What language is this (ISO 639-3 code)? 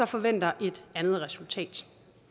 dan